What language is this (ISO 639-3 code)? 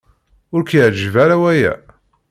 kab